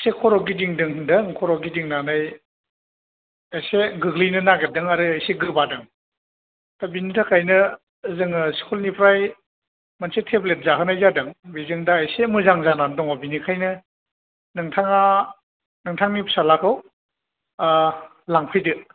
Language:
Bodo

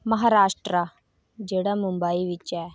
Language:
Dogri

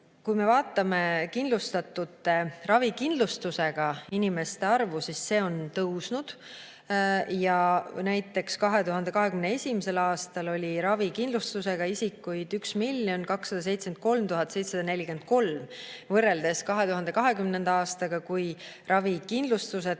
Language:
Estonian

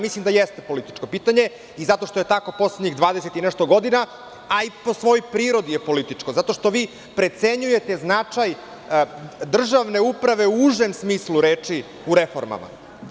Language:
Serbian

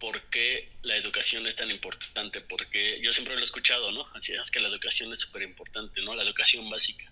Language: Spanish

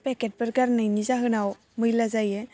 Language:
Bodo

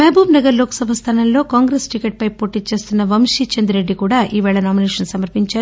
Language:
Telugu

